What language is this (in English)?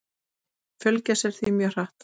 Icelandic